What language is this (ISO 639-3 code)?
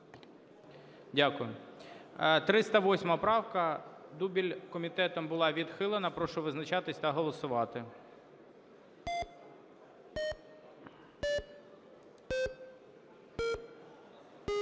ukr